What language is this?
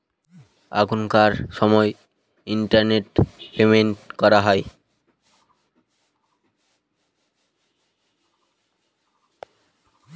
Bangla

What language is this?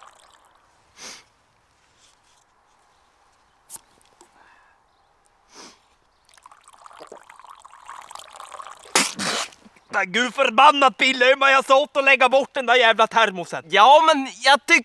Swedish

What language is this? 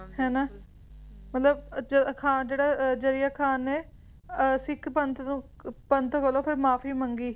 Punjabi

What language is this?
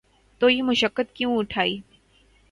Urdu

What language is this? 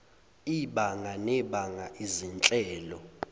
Zulu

